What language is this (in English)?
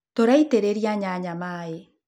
Kikuyu